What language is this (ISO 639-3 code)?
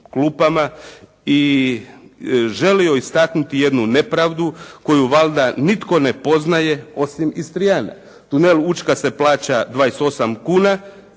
hrv